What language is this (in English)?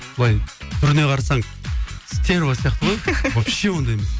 Kazakh